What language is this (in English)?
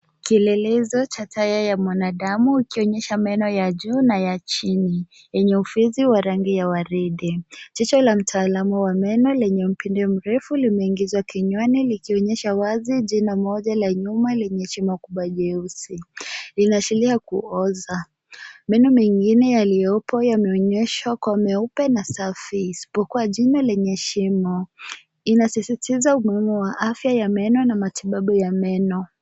Swahili